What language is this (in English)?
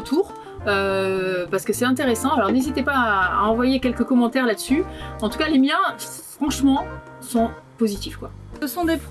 French